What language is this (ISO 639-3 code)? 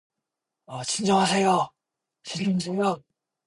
kor